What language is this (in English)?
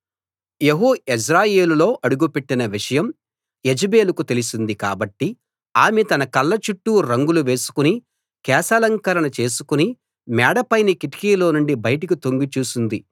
Telugu